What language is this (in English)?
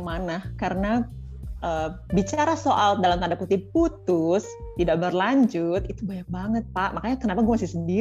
Indonesian